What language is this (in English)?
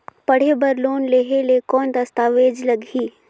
Chhattisgarhi